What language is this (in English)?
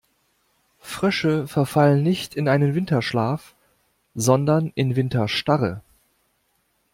German